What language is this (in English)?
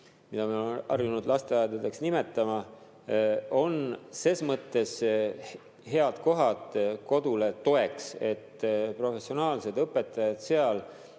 Estonian